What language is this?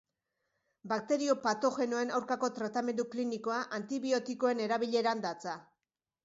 Basque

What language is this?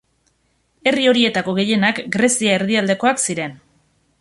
Basque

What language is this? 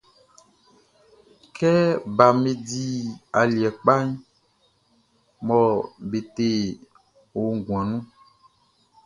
Baoulé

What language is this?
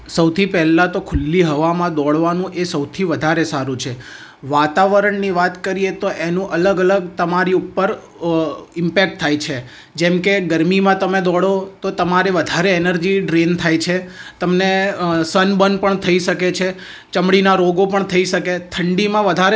Gujarati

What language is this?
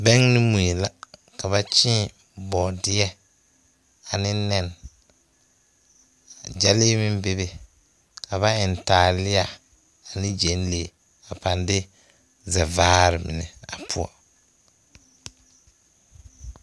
Southern Dagaare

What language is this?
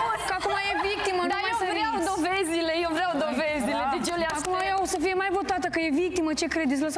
Romanian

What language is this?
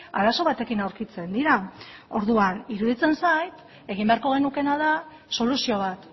Basque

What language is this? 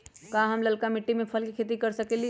Magahi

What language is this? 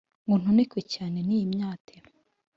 Kinyarwanda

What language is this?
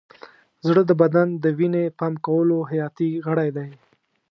Pashto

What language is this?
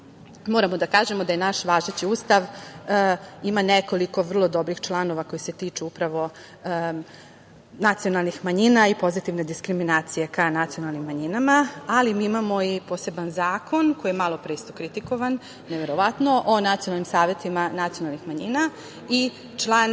Serbian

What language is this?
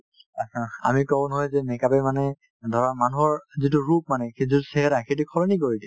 Assamese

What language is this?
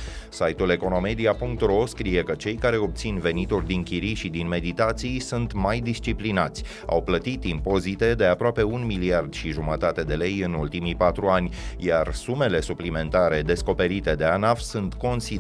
Romanian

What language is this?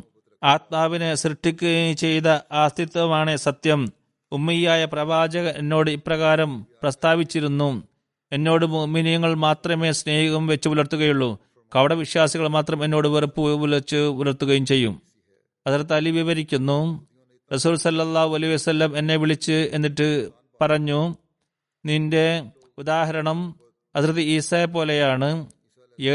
Malayalam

